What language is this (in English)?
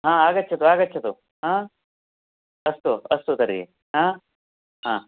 Sanskrit